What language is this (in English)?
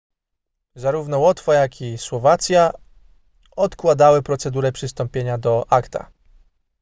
Polish